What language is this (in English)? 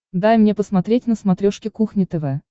Russian